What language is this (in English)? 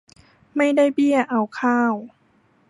Thai